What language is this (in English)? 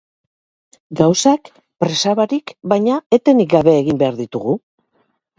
Basque